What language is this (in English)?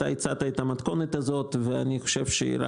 Hebrew